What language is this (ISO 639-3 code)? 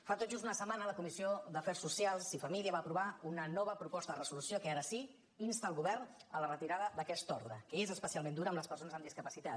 cat